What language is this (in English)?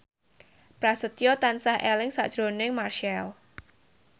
Javanese